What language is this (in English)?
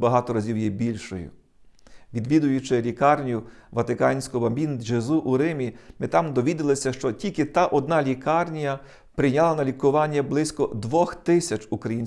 Ukrainian